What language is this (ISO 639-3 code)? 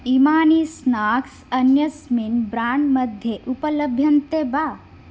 san